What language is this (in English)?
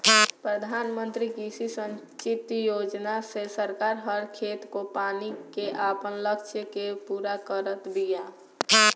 Bhojpuri